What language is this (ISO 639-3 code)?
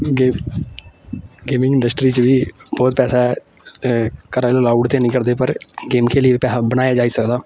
doi